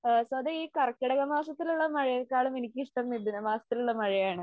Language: Malayalam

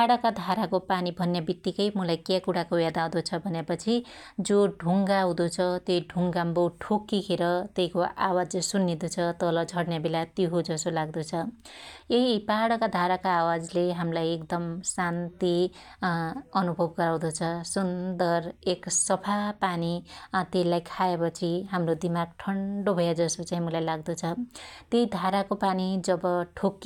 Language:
Dotyali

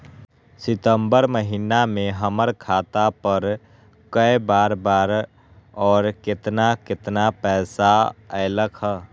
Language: Magahi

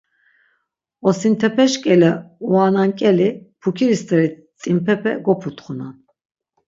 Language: Laz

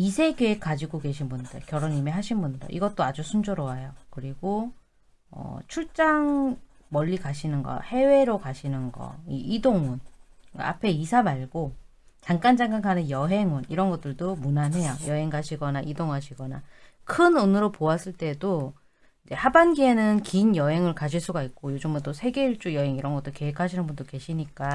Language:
Korean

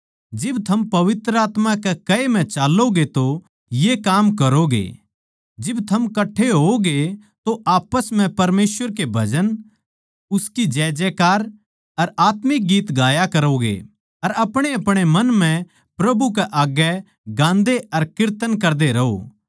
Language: Haryanvi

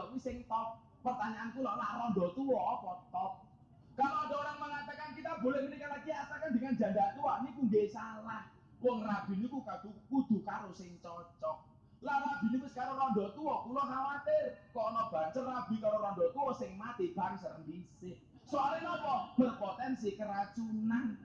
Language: Indonesian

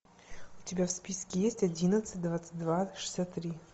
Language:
Russian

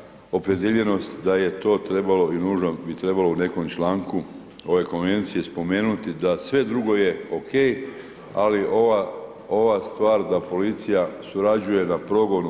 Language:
Croatian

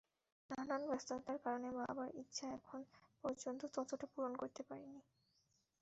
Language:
Bangla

